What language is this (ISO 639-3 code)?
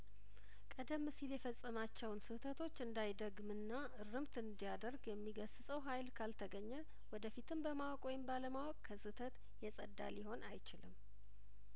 amh